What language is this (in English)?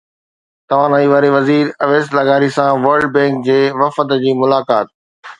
Sindhi